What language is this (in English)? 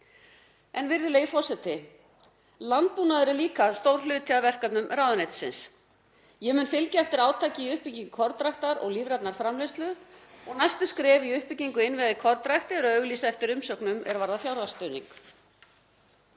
Icelandic